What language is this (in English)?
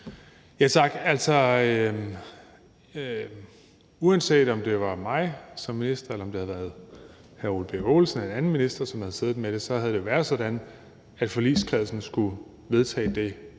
Danish